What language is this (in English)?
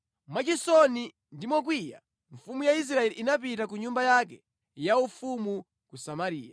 Nyanja